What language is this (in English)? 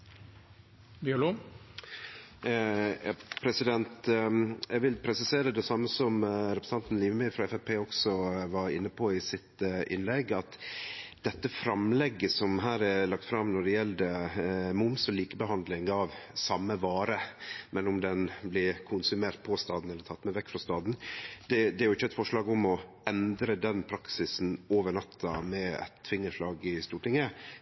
Norwegian Nynorsk